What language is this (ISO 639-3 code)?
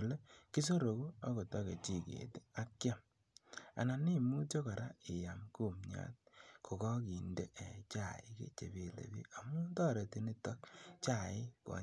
kln